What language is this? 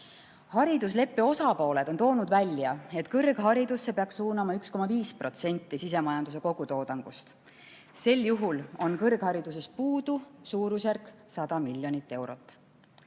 Estonian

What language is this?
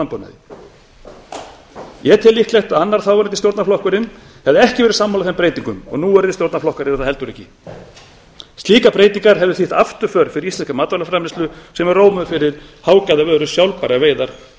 Icelandic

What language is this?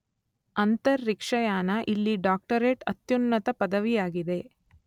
Kannada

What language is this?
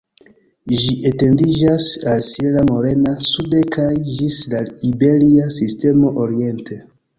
Esperanto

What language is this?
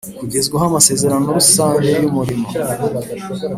Kinyarwanda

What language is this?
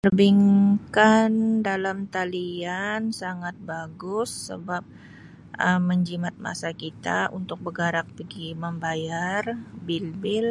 Sabah Malay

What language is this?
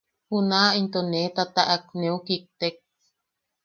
Yaqui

